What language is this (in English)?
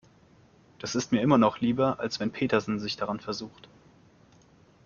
German